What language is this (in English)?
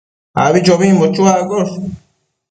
Matsés